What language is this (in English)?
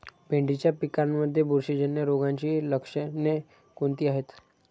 Marathi